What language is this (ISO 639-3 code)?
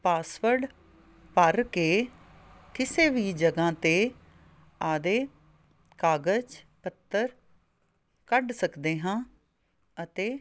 pan